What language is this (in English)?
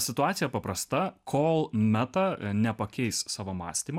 Lithuanian